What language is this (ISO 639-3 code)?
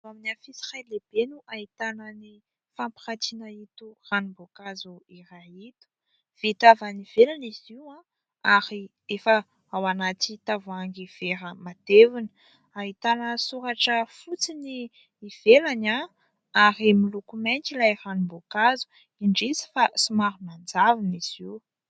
mlg